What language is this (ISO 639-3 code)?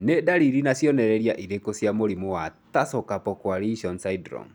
kik